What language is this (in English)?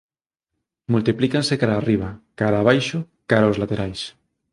Galician